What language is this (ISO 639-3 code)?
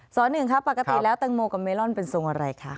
tha